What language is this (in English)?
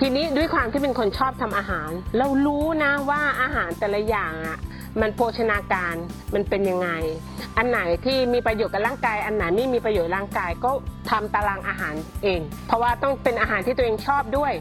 Thai